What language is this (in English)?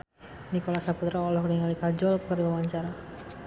Sundanese